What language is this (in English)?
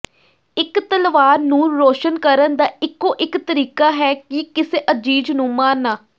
Punjabi